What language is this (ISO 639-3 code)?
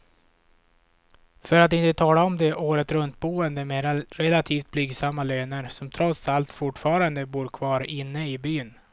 swe